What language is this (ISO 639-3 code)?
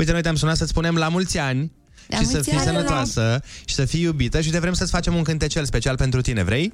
ron